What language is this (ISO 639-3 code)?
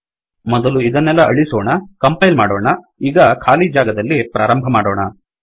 kan